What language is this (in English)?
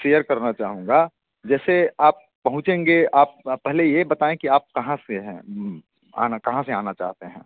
Hindi